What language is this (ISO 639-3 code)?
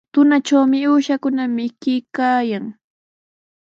qws